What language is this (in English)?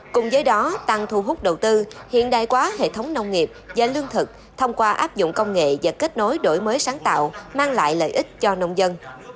Vietnamese